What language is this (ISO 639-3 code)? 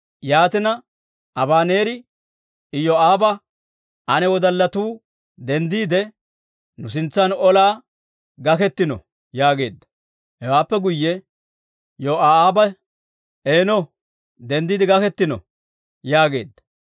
dwr